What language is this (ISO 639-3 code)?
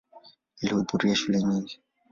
swa